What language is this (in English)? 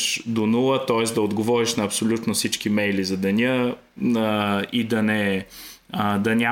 Bulgarian